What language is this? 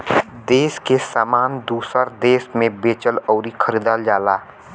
Bhojpuri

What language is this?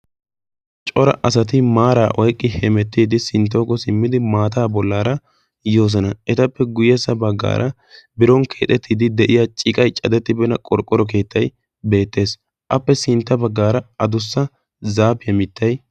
Wolaytta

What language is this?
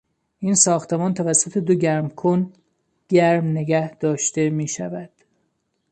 Persian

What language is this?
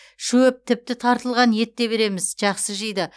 Kazakh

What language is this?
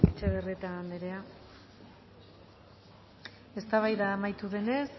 Basque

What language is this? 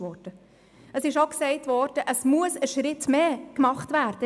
Swiss German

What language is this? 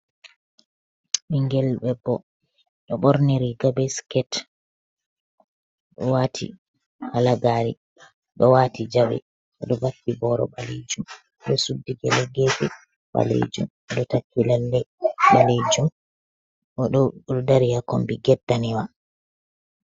Fula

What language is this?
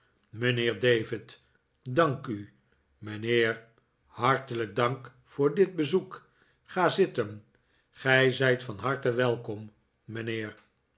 Dutch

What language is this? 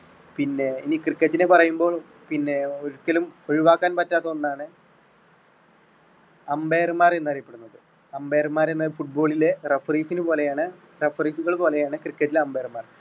Malayalam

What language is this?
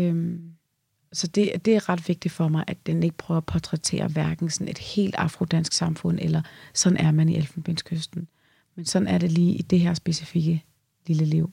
Danish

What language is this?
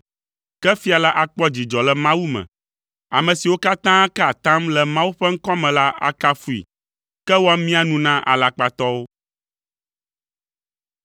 Ewe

